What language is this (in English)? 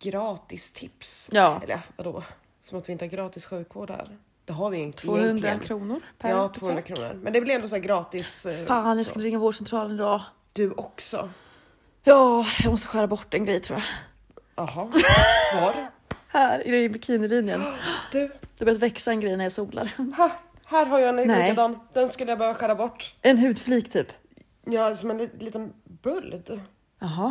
Swedish